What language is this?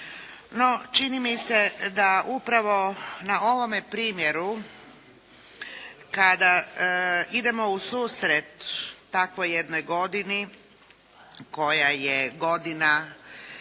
Croatian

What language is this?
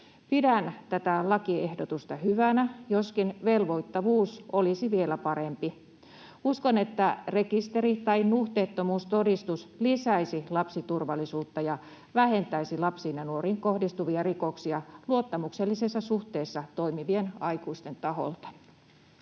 Finnish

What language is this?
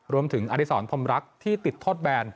Thai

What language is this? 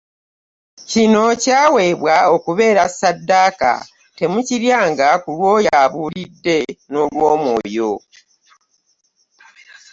Ganda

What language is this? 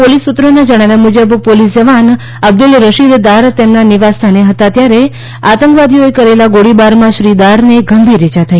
Gujarati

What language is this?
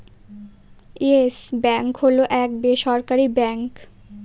Bangla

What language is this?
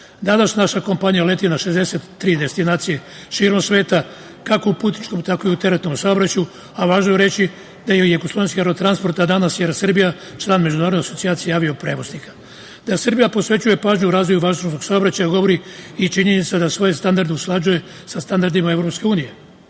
Serbian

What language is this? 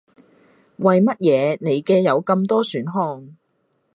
Cantonese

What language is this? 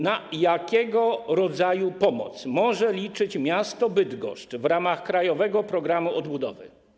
Polish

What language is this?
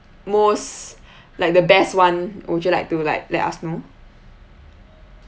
English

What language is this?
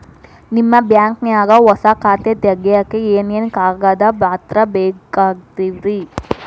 Kannada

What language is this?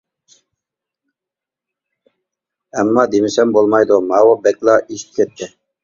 Uyghur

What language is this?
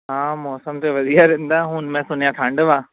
Punjabi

